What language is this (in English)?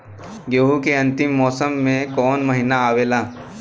Bhojpuri